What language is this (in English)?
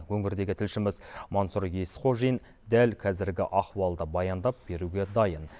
Kazakh